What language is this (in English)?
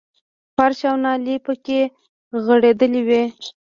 Pashto